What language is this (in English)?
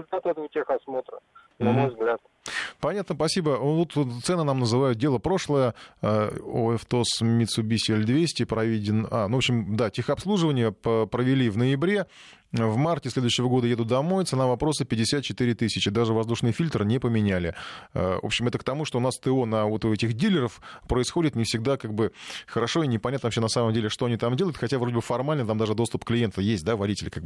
Russian